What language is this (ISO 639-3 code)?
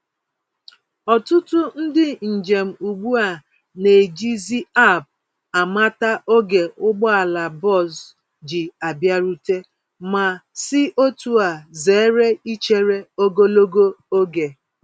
ibo